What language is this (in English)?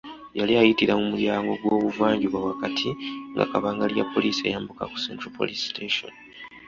Ganda